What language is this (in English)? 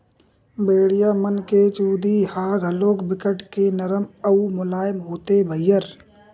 Chhattisgarhi